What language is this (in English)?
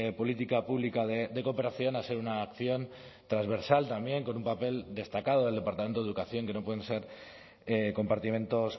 Spanish